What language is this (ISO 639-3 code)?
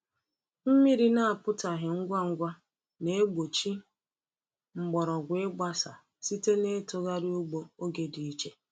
ibo